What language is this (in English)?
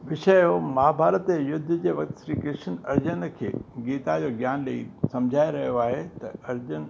Sindhi